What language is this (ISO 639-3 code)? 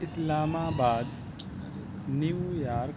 urd